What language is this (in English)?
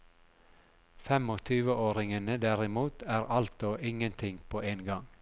Norwegian